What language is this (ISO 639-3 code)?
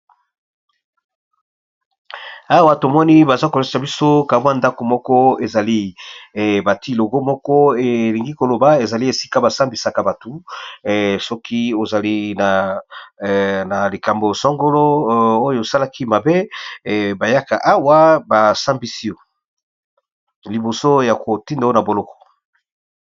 lin